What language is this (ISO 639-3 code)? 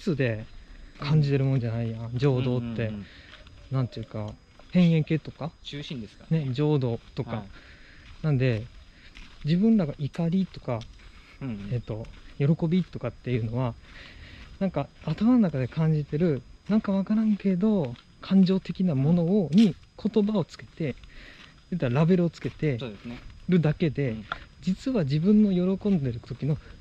jpn